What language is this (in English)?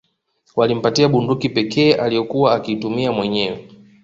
Swahili